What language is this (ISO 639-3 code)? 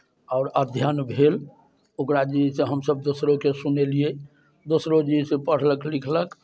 mai